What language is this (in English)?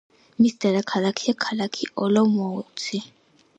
Georgian